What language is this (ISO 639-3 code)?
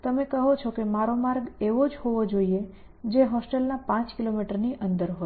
guj